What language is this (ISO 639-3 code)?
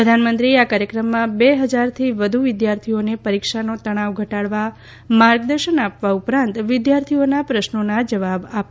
guj